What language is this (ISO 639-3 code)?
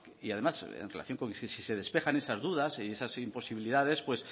spa